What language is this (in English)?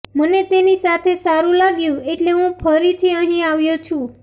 Gujarati